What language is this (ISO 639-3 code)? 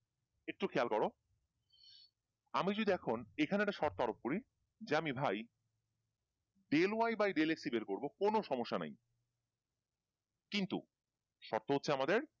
ben